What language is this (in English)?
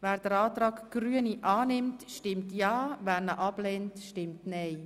Swiss German